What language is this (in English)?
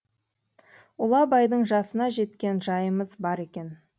Kazakh